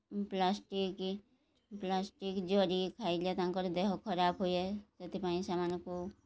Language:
Odia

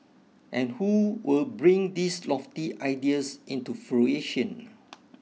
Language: English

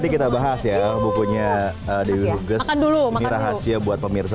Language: Indonesian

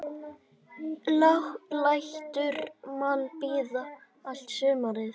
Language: Icelandic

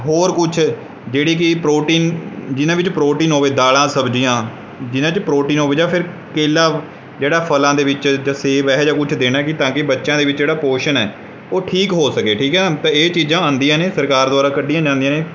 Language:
Punjabi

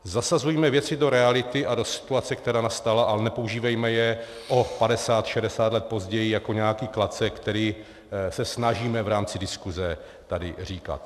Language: Czech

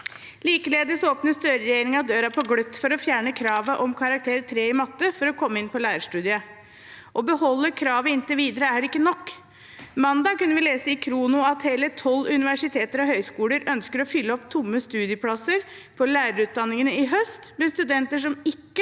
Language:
Norwegian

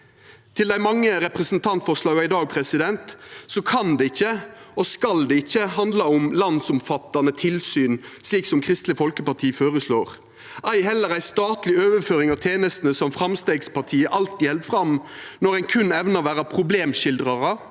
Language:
Norwegian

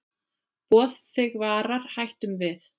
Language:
Icelandic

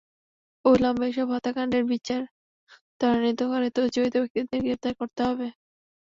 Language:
Bangla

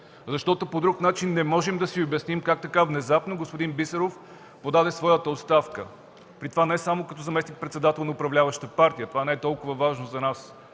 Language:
Bulgarian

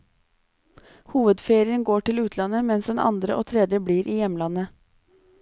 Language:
Norwegian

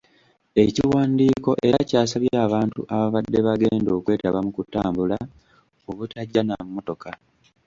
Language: Ganda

